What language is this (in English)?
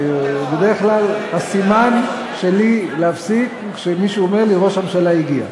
Hebrew